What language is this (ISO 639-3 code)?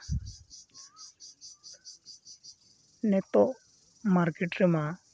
sat